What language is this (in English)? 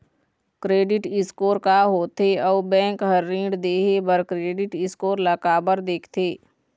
Chhattisgarhi